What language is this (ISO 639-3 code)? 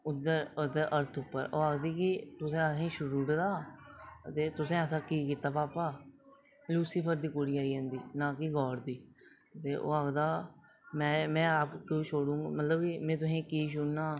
doi